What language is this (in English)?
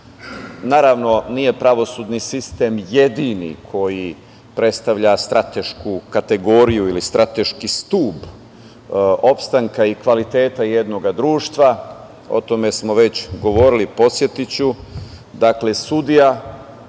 Serbian